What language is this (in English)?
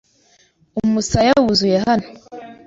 Kinyarwanda